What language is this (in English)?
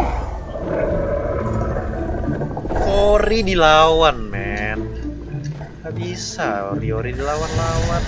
Indonesian